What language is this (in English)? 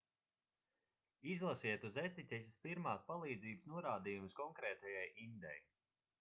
Latvian